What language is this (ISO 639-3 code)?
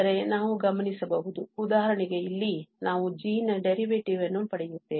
kan